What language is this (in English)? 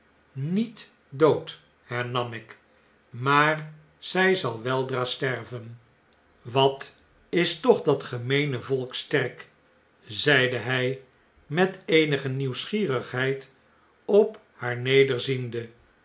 Dutch